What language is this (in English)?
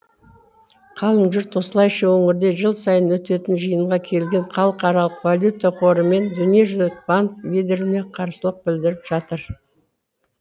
Kazakh